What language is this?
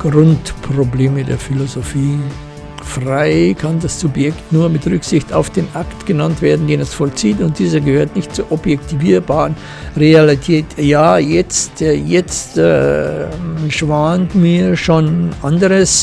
German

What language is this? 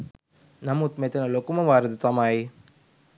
Sinhala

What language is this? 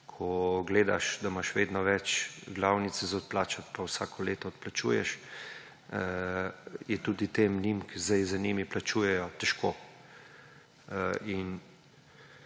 Slovenian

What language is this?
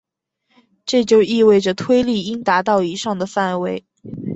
Chinese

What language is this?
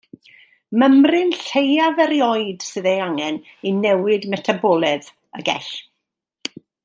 Welsh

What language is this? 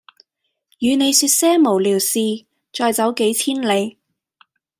Cantonese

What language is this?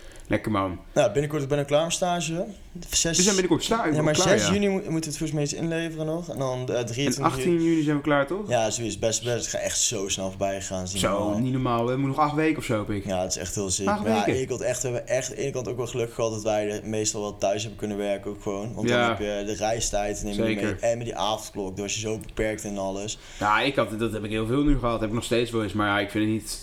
Dutch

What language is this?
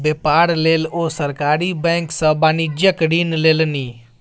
Maithili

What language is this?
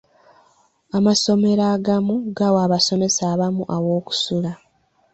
Ganda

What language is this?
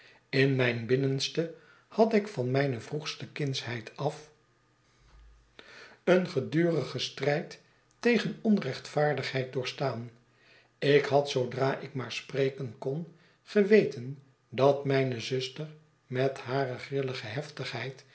Dutch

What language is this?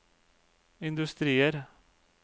Norwegian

